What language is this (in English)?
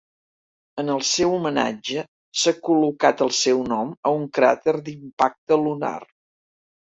Catalan